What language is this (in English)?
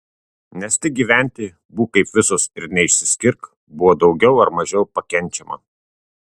Lithuanian